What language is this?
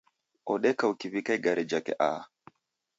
Taita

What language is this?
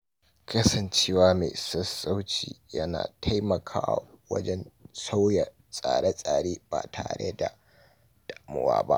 Hausa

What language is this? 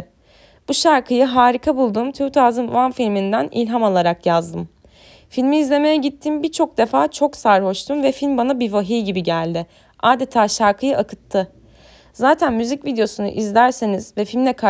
Turkish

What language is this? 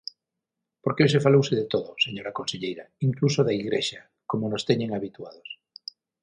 Galician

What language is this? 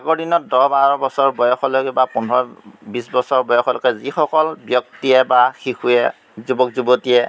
Assamese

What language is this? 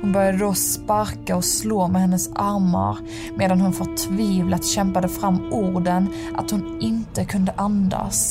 Swedish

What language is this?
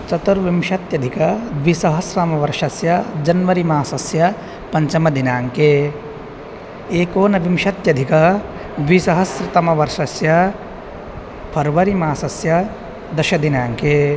Sanskrit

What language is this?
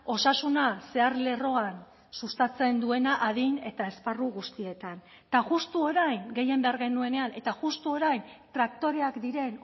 Basque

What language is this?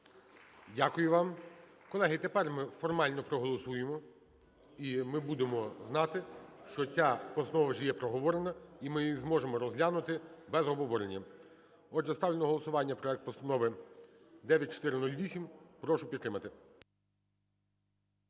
Ukrainian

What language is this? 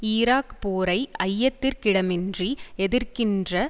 Tamil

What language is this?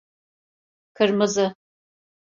Turkish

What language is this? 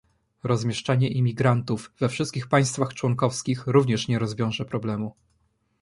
Polish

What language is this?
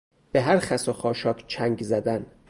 Persian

